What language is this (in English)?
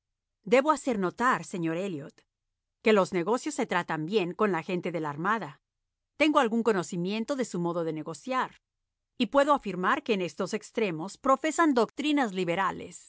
Spanish